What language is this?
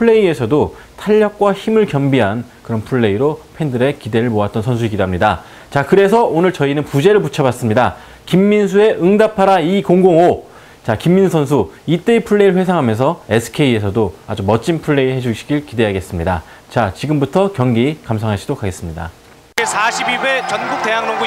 Korean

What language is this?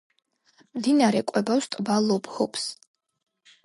Georgian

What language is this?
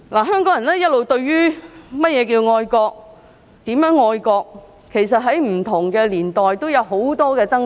Cantonese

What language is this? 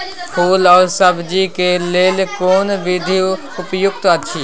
Maithili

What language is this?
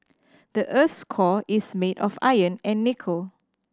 English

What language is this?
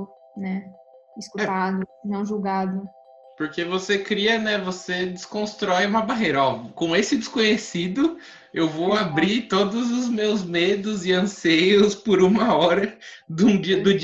Portuguese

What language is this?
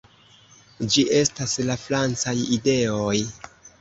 Esperanto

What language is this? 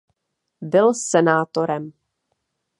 Czech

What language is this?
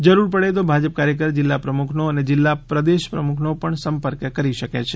Gujarati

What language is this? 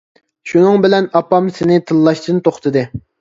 Uyghur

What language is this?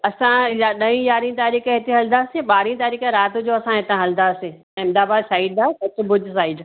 Sindhi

